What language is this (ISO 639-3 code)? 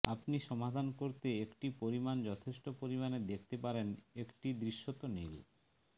ben